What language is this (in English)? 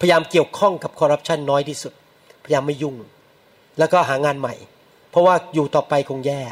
Thai